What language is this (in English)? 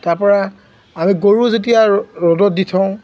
Assamese